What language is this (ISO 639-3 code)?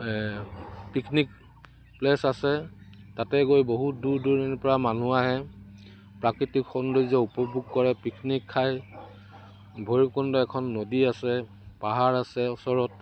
asm